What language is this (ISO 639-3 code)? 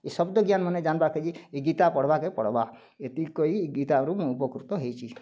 ori